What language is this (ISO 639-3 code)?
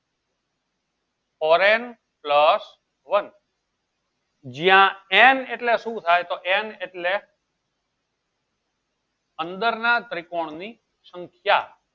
guj